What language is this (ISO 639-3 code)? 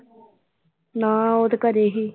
pan